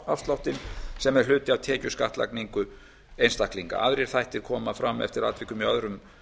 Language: Icelandic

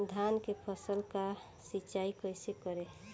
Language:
Bhojpuri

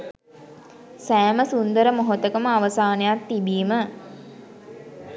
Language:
Sinhala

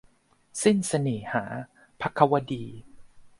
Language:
Thai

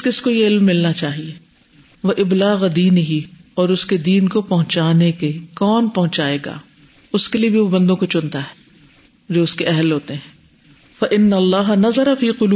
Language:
Urdu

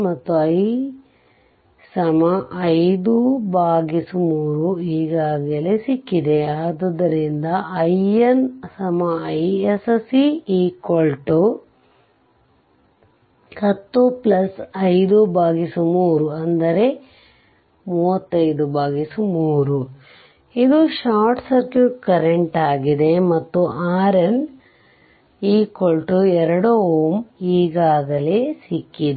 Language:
Kannada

